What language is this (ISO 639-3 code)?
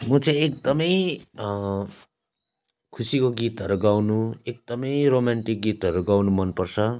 nep